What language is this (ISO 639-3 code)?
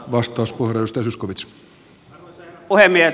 fin